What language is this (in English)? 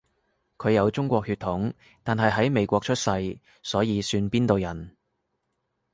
Cantonese